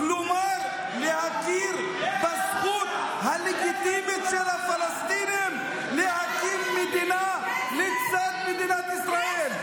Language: Hebrew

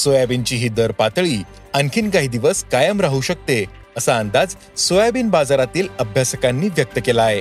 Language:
Marathi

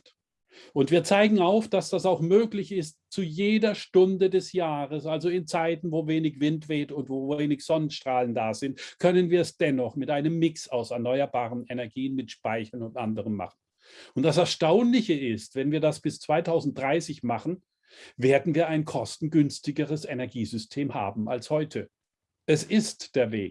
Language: German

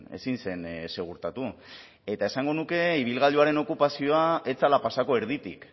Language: Basque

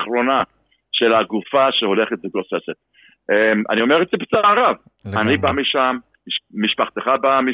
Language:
Hebrew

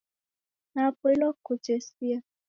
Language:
Taita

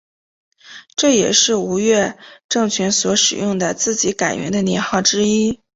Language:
Chinese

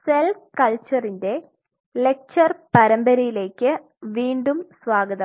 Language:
Malayalam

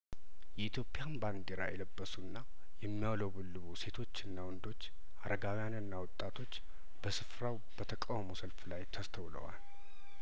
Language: Amharic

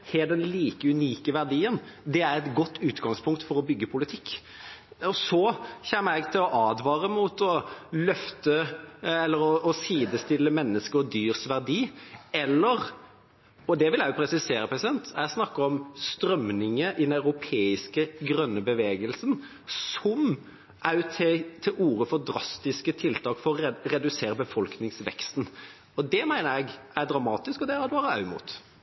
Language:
Norwegian Bokmål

